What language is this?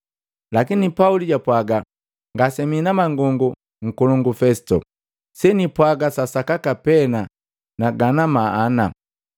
Matengo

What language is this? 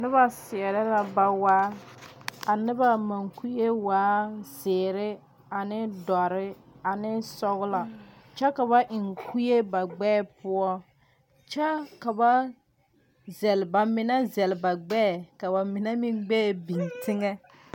Southern Dagaare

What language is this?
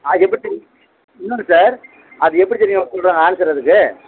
Tamil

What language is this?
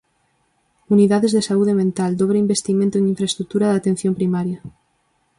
Galician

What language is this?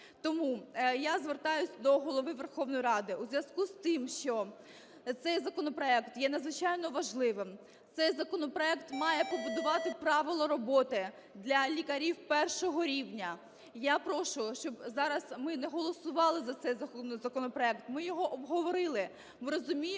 Ukrainian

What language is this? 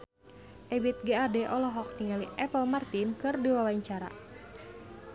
Sundanese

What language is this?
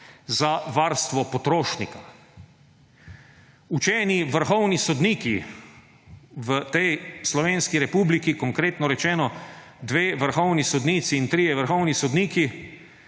Slovenian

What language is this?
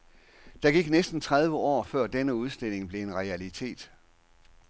Danish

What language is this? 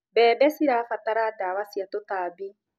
Kikuyu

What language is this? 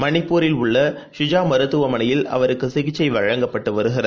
Tamil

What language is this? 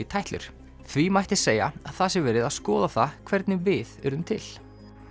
Icelandic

